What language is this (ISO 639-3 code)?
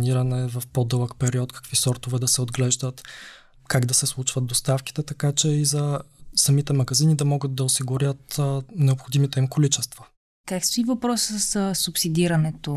bul